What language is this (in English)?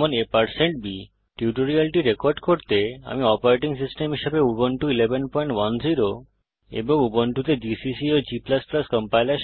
Bangla